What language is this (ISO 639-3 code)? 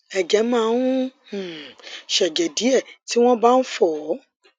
yor